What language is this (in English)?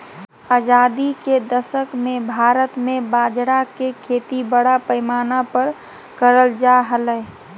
Magahi